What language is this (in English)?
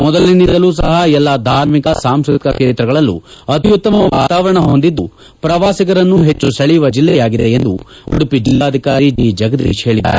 Kannada